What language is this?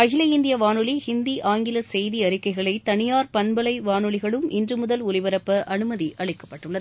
Tamil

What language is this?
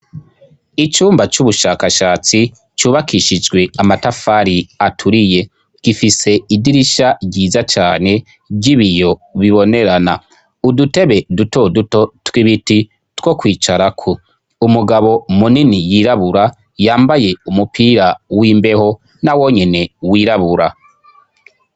Rundi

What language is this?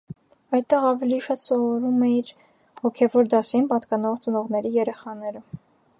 Armenian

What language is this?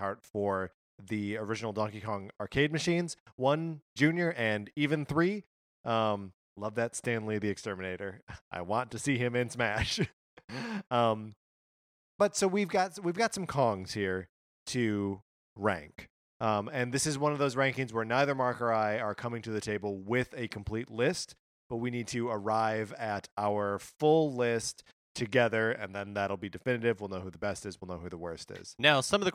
English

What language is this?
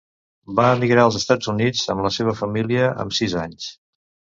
Catalan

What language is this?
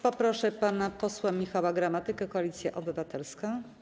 Polish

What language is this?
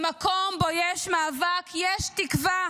Hebrew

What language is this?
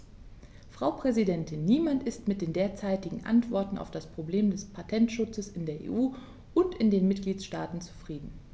German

